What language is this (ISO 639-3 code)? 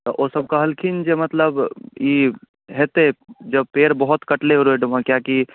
mai